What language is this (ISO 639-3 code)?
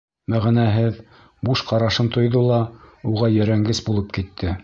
bak